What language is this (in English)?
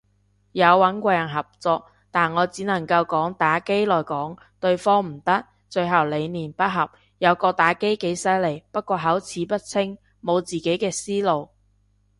Cantonese